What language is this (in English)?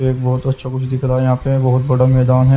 Hindi